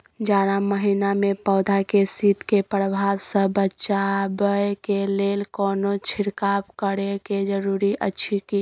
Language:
Maithili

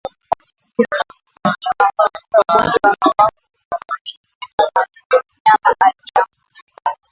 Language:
Swahili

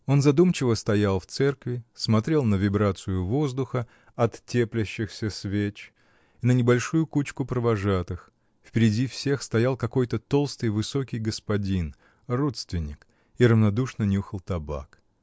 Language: Russian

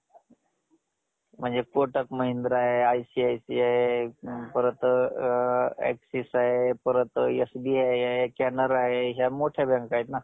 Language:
Marathi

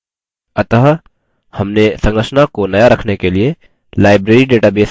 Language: Hindi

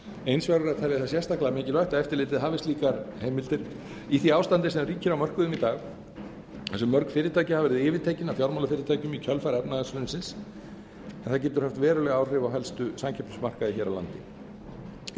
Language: Icelandic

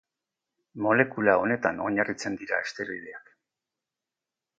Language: Basque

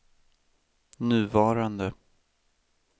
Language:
Swedish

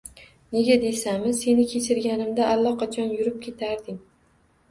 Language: Uzbek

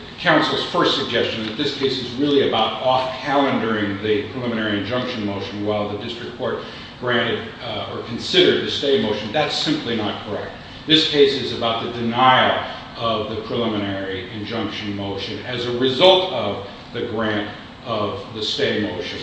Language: English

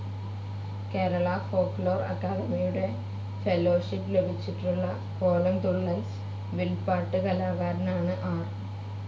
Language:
Malayalam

